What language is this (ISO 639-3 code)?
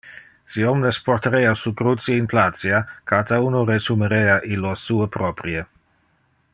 ina